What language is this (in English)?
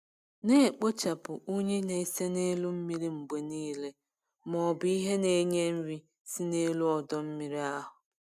Igbo